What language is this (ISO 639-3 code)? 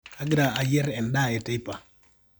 mas